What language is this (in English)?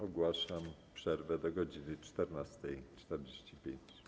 Polish